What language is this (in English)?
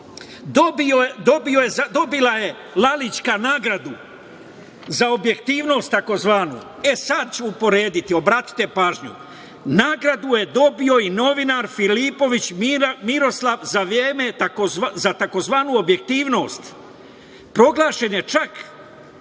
Serbian